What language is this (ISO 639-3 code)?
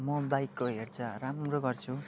nep